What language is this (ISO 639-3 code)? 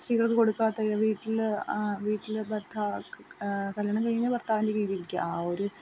mal